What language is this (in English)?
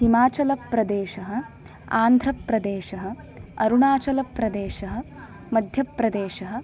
Sanskrit